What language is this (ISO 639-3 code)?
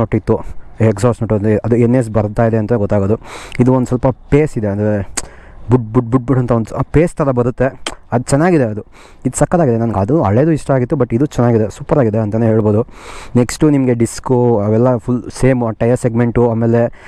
kan